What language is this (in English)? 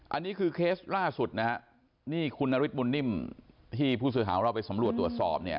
Thai